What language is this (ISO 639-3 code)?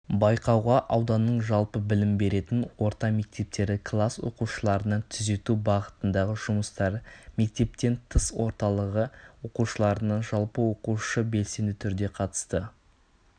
kaz